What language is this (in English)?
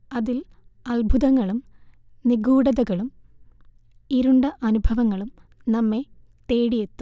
Malayalam